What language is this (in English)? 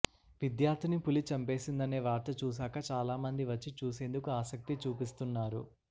Telugu